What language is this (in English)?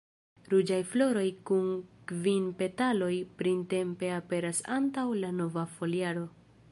Esperanto